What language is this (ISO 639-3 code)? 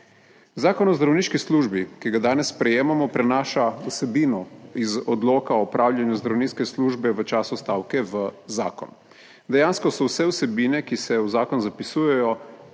slv